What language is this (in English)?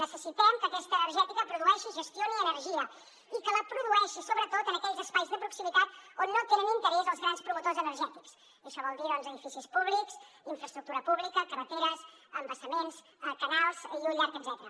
Catalan